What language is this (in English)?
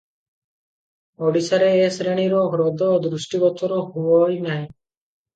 Odia